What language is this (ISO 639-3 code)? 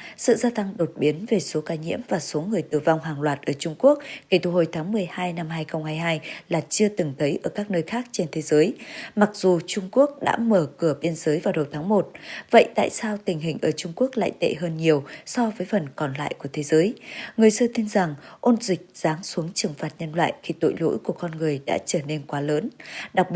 vie